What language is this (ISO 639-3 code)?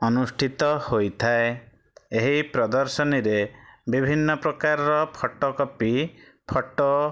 ori